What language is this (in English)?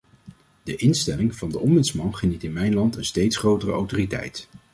Dutch